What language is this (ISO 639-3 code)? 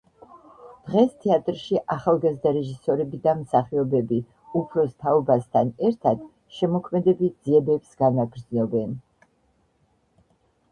kat